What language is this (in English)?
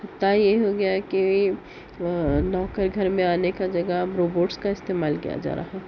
Urdu